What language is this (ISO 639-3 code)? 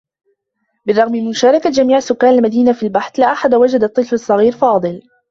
ara